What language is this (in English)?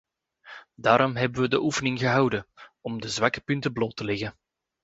Dutch